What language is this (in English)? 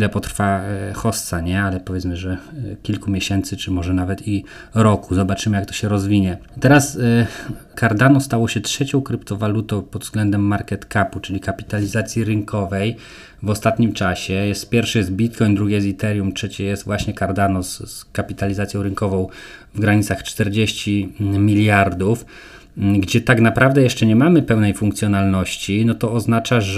Polish